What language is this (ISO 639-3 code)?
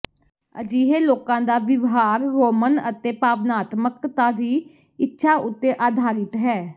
pan